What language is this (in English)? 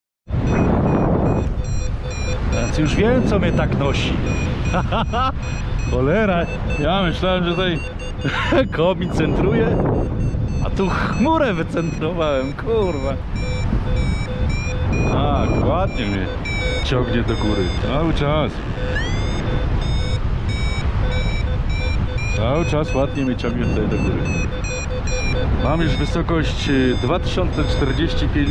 Polish